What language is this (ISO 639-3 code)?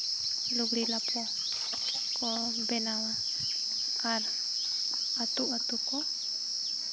sat